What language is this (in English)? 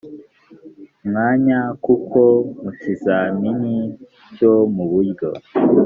Kinyarwanda